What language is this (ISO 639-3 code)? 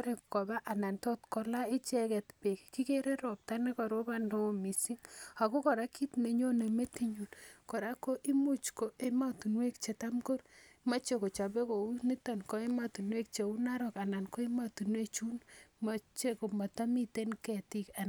kln